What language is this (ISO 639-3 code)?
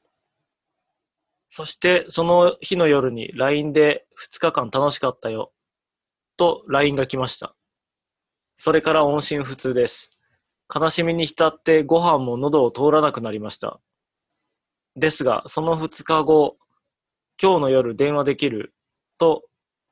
jpn